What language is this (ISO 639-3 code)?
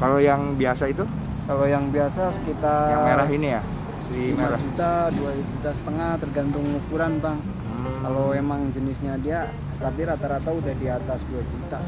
ind